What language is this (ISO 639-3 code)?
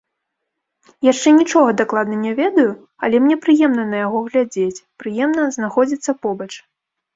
bel